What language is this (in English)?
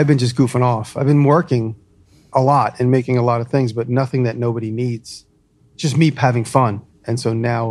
English